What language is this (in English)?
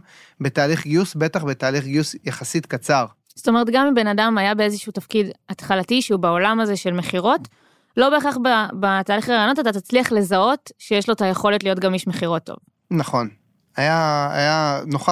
Hebrew